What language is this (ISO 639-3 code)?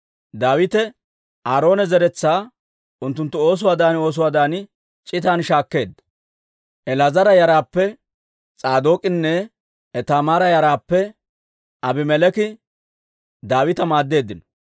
dwr